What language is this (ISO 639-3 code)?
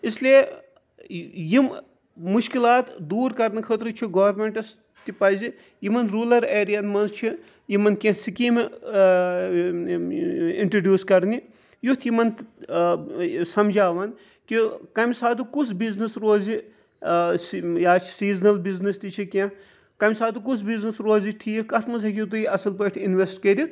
kas